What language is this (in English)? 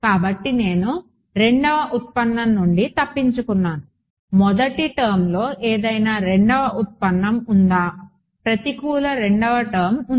Telugu